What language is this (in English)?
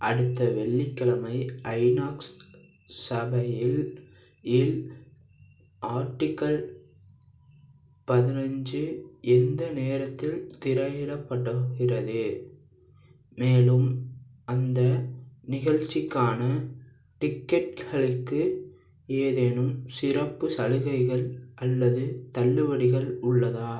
Tamil